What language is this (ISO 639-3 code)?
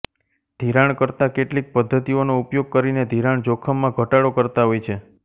guj